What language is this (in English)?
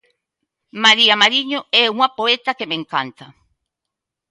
Galician